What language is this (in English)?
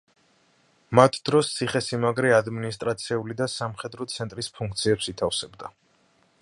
Georgian